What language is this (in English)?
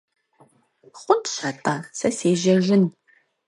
Kabardian